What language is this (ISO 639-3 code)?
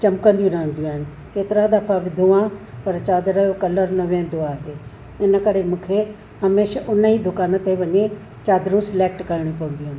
snd